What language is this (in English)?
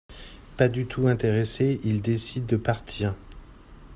French